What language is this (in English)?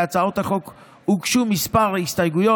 Hebrew